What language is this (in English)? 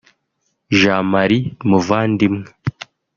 Kinyarwanda